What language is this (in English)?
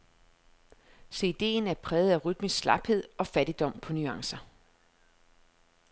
Danish